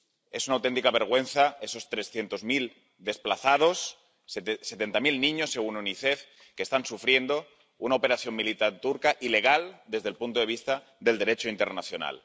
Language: Spanish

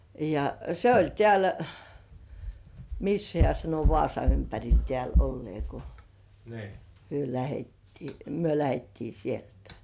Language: Finnish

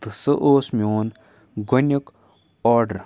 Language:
Kashmiri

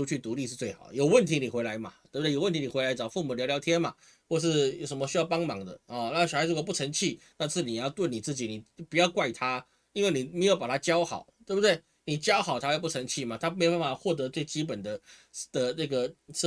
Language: Chinese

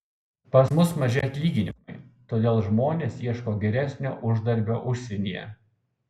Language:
Lithuanian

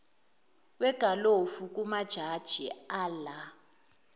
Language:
Zulu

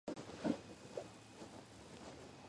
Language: Georgian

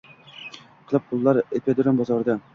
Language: Uzbek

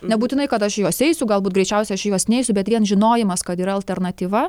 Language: Lithuanian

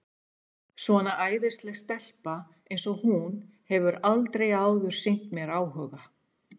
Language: Icelandic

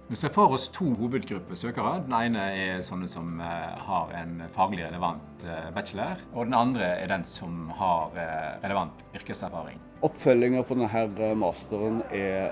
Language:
Norwegian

